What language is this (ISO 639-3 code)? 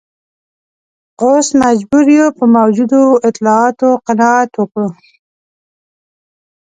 pus